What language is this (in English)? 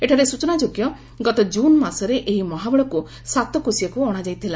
Odia